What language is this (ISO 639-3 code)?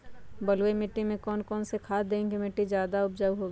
mag